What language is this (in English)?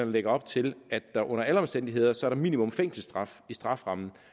Danish